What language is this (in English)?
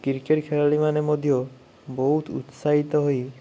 Odia